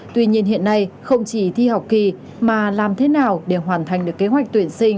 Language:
Vietnamese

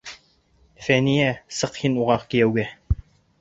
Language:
Bashkir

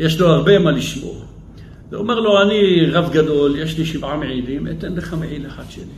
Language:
Hebrew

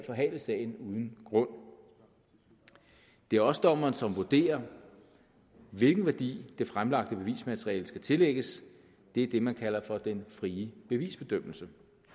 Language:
Danish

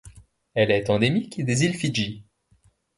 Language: French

